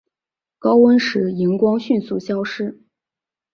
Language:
Chinese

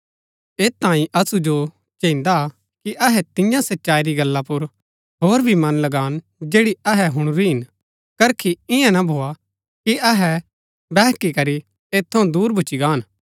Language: Gaddi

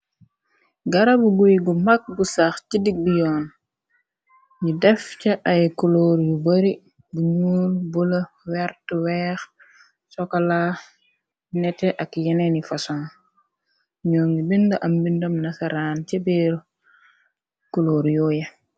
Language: Wolof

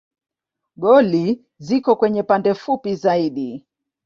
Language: Swahili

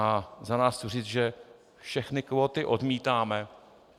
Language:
Czech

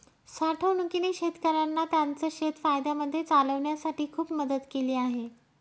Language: Marathi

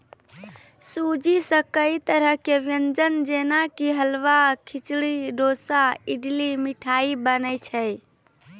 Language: Maithili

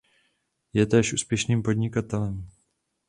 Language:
Czech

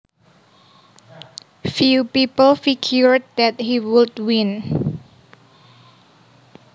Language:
Javanese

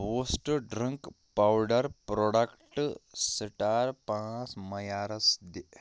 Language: Kashmiri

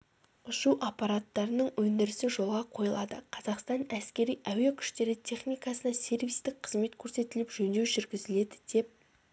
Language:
Kazakh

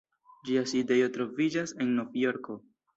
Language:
Esperanto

